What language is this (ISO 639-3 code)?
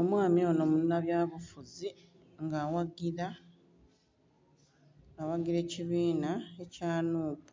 xog